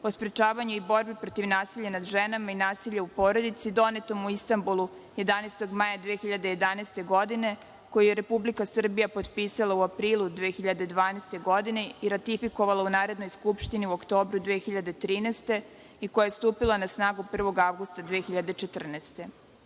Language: Serbian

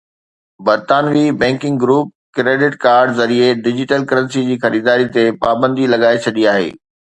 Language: Sindhi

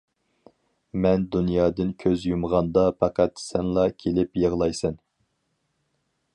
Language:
Uyghur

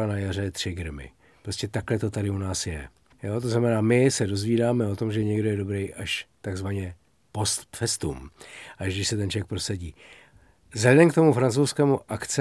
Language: Czech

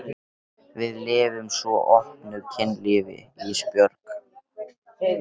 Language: Icelandic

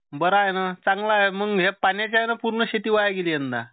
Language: Marathi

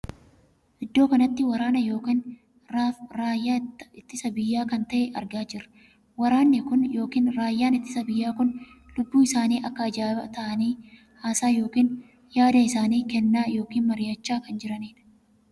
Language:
Oromo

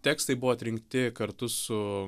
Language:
Lithuanian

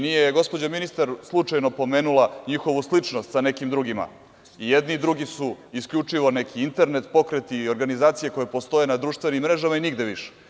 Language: Serbian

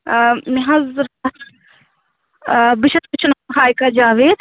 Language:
Kashmiri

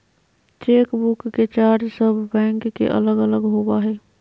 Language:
Magahi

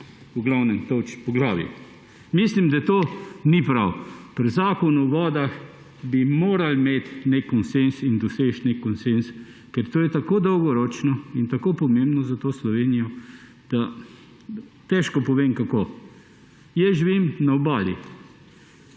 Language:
Slovenian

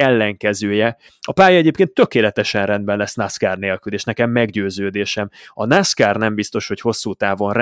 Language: Hungarian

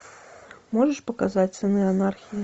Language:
Russian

